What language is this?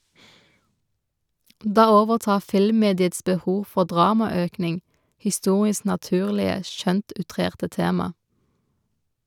Norwegian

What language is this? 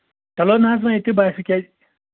Kashmiri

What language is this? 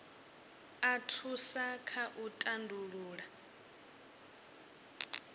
Venda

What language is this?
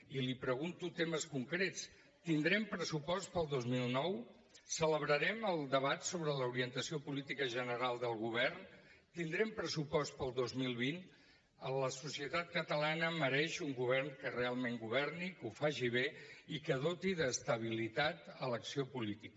Catalan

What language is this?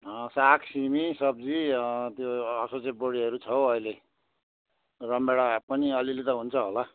Nepali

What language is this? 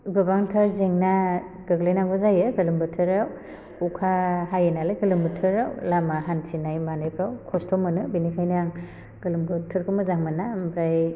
Bodo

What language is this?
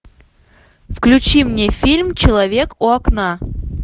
Russian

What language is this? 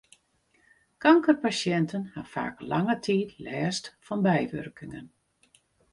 Western Frisian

